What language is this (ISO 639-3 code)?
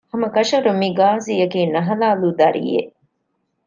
div